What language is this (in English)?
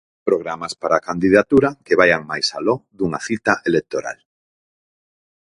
Galician